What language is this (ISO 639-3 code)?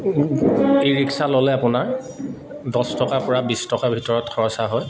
asm